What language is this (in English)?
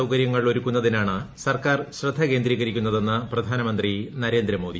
Malayalam